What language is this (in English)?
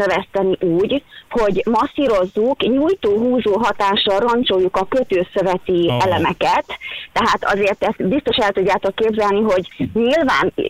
Hungarian